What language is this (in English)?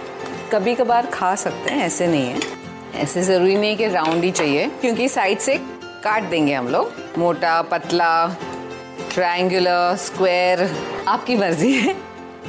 Hindi